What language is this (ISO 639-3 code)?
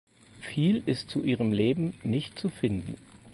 deu